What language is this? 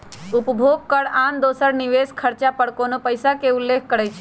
Magahi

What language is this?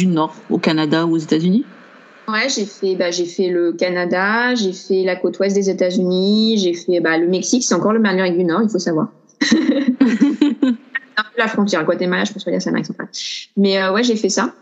French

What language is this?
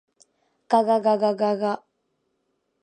Japanese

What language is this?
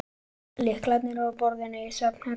Icelandic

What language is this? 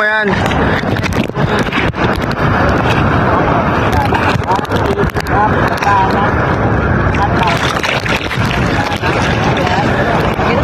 Filipino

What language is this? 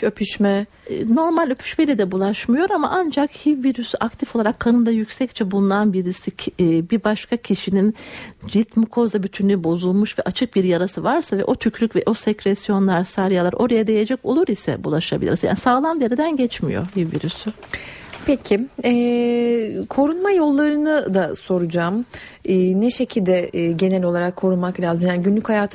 Turkish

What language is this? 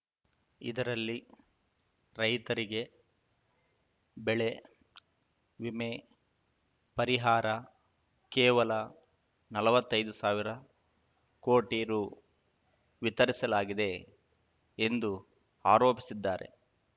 Kannada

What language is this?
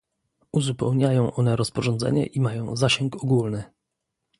Polish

